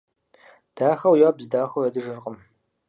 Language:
Kabardian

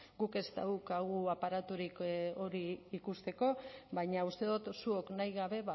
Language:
Basque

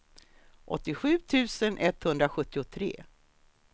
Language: Swedish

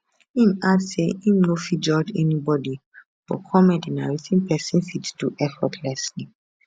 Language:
Nigerian Pidgin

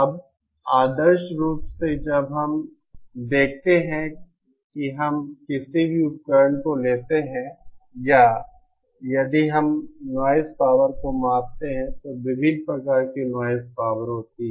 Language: Hindi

